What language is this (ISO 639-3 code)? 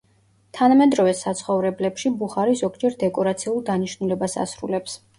kat